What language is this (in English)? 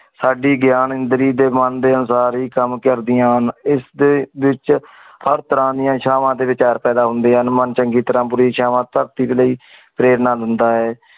Punjabi